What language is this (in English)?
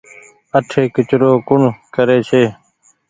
Goaria